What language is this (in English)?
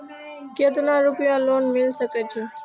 Maithili